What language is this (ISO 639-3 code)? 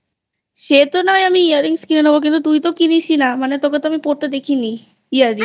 ben